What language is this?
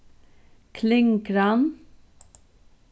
Faroese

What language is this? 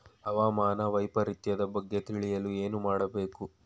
Kannada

